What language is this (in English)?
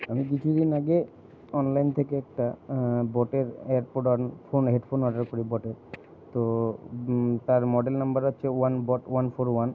Bangla